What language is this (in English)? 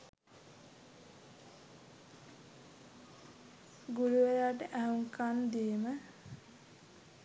Sinhala